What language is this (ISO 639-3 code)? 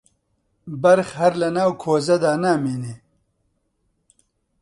ckb